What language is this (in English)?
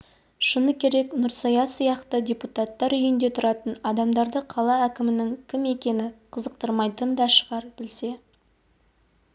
Kazakh